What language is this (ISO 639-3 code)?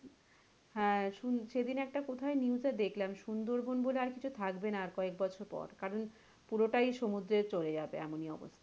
ben